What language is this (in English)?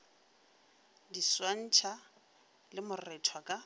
Northern Sotho